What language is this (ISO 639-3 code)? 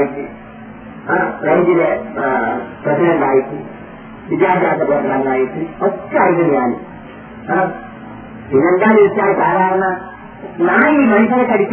mal